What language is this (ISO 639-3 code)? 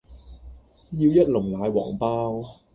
yue